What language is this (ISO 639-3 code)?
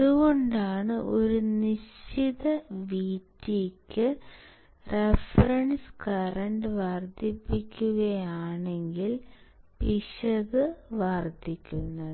mal